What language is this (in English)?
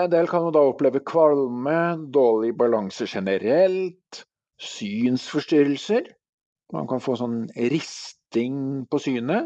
Norwegian